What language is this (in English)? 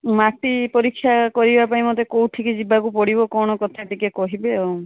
Odia